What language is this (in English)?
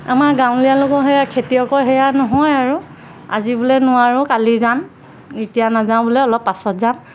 Assamese